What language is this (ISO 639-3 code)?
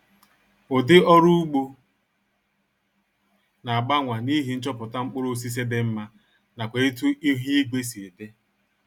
ibo